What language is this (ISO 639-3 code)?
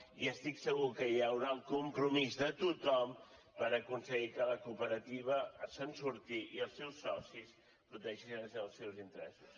cat